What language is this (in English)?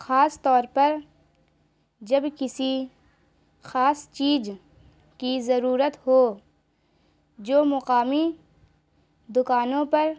Urdu